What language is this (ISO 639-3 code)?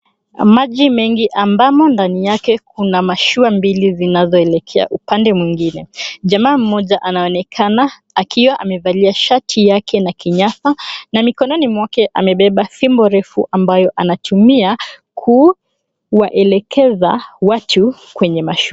swa